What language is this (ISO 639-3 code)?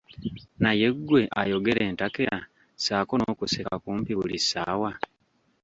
lug